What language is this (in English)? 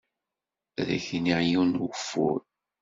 Kabyle